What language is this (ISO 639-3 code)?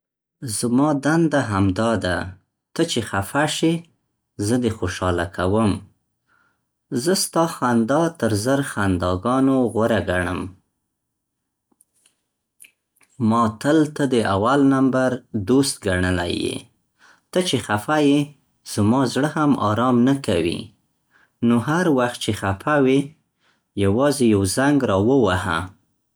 pst